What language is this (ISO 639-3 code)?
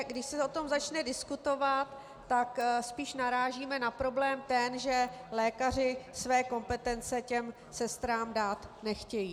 ces